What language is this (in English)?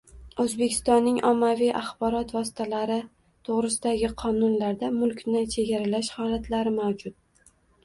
Uzbek